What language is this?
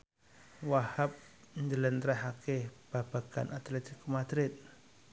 Javanese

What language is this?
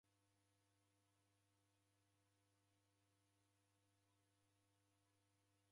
Taita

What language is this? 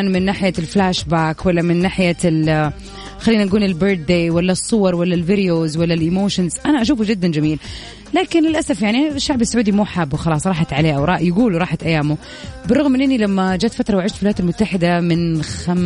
Arabic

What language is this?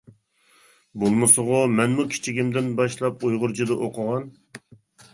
Uyghur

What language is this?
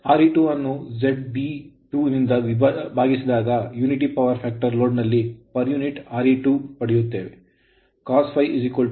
Kannada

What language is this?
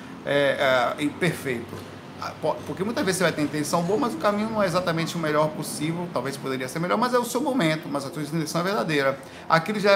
Portuguese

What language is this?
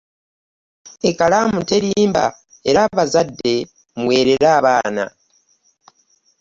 Ganda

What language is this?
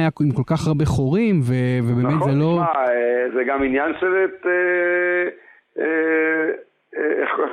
Hebrew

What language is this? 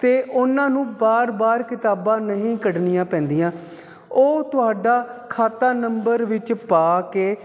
Punjabi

